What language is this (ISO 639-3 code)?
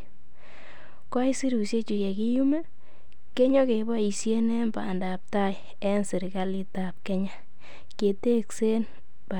kln